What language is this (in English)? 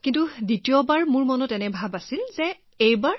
Assamese